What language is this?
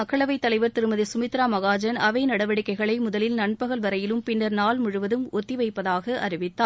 Tamil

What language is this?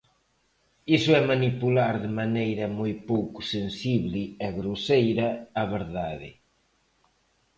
Galician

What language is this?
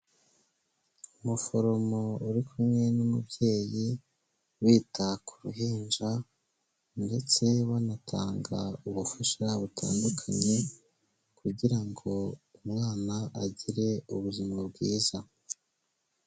Kinyarwanda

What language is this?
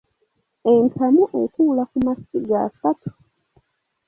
Ganda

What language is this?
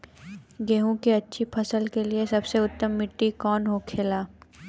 Bhojpuri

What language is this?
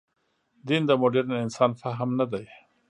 Pashto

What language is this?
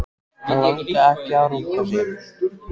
Icelandic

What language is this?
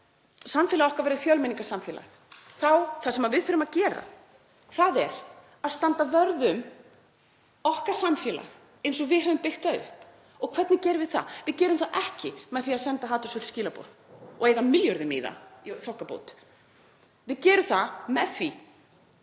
Icelandic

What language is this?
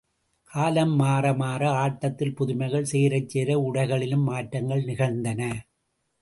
Tamil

